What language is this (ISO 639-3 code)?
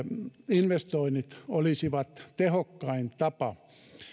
fin